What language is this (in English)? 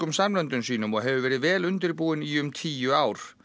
Icelandic